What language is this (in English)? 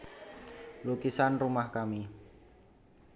Javanese